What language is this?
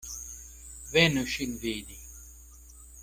Esperanto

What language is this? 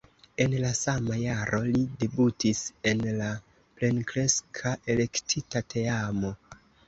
Esperanto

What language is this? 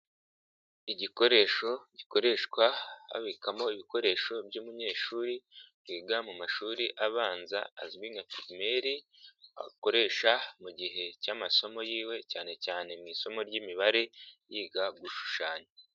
Kinyarwanda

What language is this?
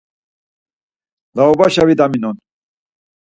Laz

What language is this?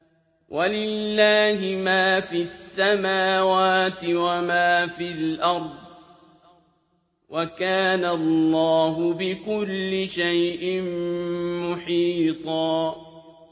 Arabic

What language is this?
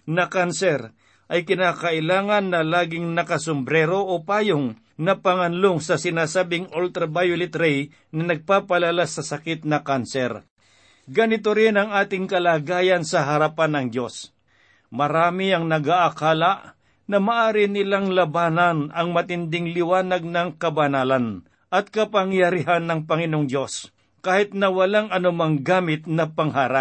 Filipino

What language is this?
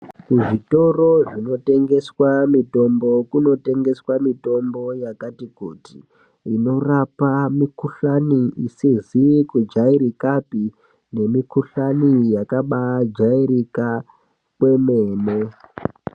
Ndau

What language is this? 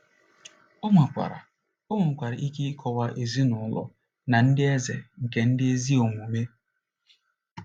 Igbo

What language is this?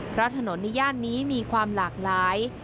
Thai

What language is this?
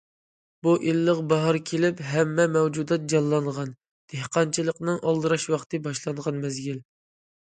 Uyghur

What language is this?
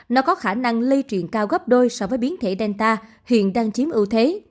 Vietnamese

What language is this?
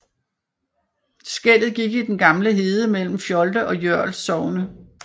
Danish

